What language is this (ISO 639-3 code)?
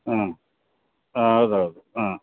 kan